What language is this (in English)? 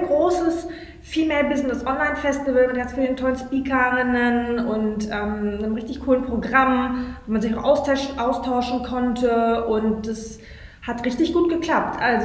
German